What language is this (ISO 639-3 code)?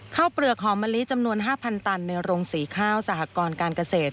tha